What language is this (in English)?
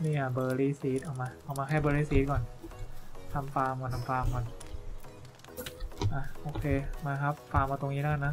Thai